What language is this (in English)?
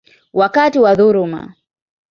Swahili